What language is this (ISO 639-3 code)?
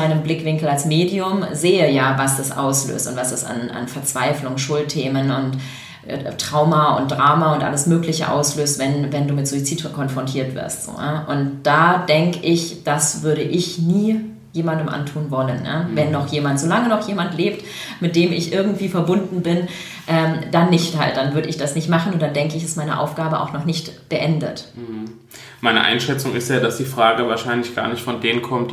deu